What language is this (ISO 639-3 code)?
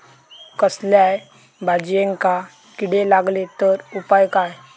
mar